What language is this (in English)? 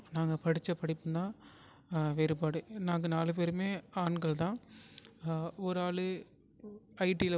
Tamil